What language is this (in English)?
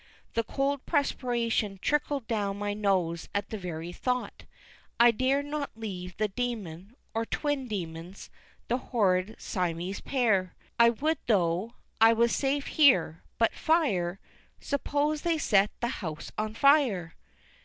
English